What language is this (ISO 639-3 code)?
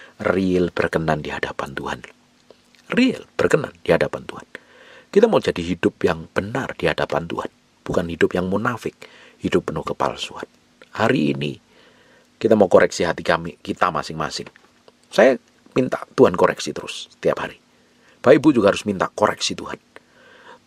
ind